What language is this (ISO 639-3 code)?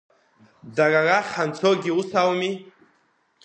abk